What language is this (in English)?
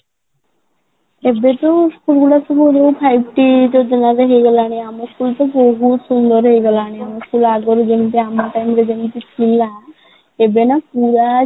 Odia